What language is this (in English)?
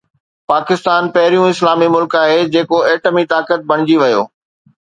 Sindhi